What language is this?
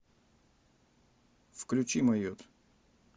Russian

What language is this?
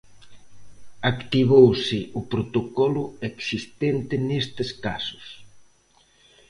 Galician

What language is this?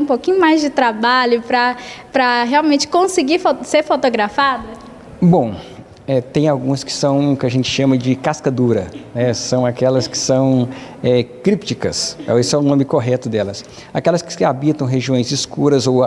Portuguese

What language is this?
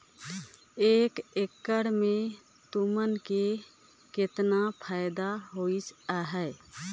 Chhattisgarhi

